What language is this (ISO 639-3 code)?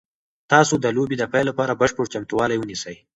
pus